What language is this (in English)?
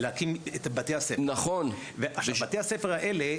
Hebrew